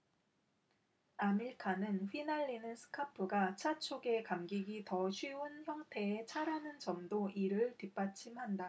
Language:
Korean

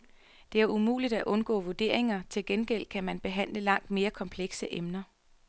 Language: Danish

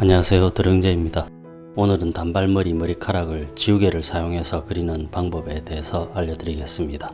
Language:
Korean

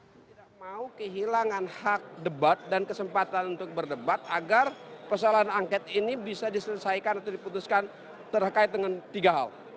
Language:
Indonesian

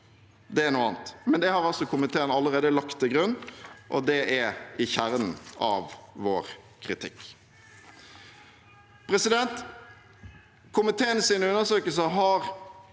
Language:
Norwegian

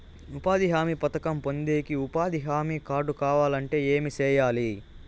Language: Telugu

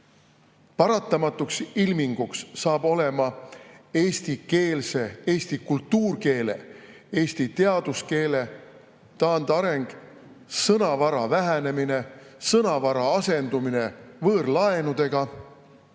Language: Estonian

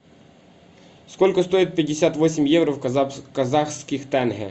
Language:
Russian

